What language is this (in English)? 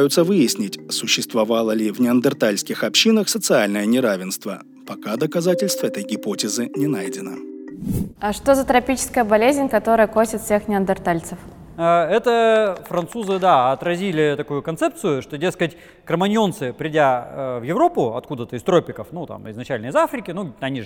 Russian